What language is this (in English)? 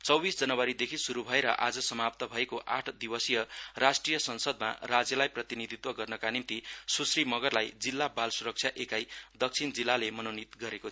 Nepali